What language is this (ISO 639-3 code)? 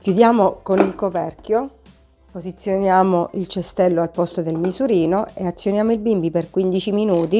ita